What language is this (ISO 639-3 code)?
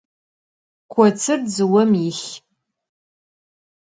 ady